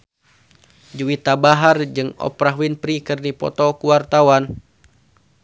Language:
Sundanese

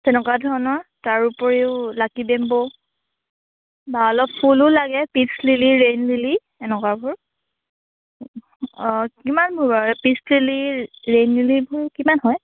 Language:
Assamese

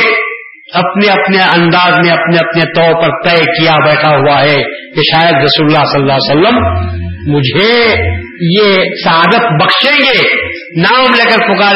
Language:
Urdu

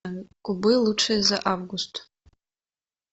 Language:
Russian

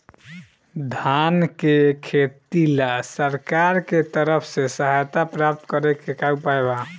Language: Bhojpuri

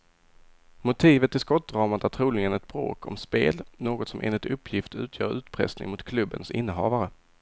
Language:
Swedish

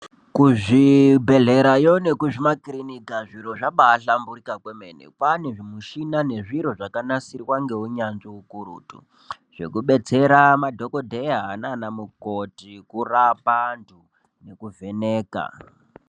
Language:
Ndau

